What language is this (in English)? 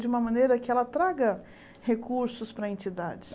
Portuguese